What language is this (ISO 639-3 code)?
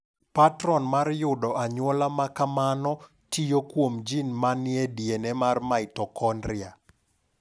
luo